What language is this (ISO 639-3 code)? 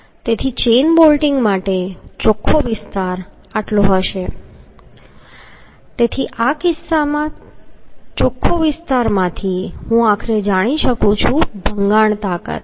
guj